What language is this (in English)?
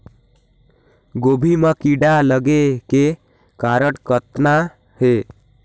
Chhattisgarhi